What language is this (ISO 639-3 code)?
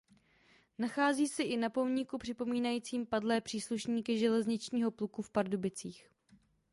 ces